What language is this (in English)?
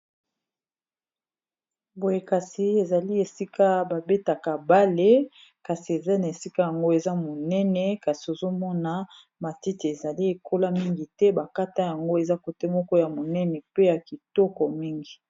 Lingala